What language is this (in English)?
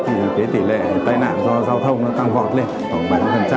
Vietnamese